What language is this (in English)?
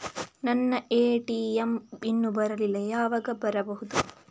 Kannada